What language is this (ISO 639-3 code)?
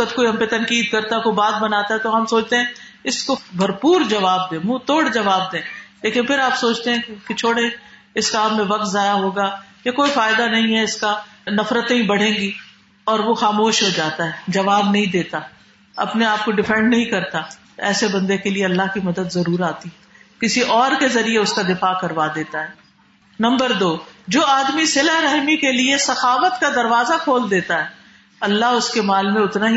urd